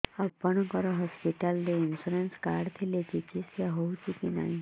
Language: Odia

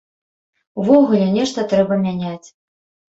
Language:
Belarusian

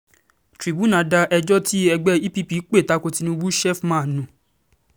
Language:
Yoruba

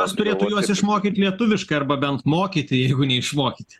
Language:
Lithuanian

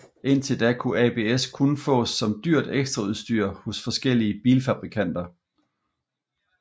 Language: Danish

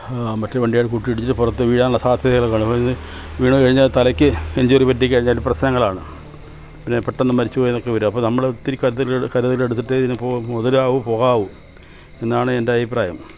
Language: Malayalam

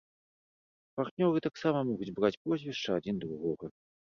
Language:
Belarusian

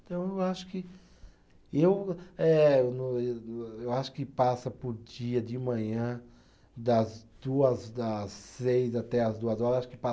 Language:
Portuguese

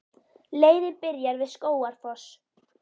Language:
Icelandic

